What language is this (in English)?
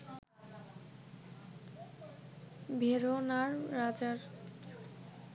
Bangla